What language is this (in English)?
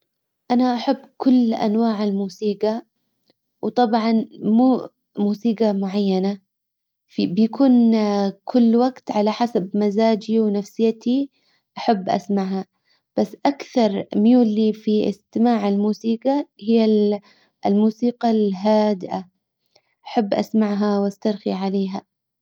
Hijazi Arabic